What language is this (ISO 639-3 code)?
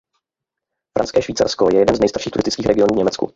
ces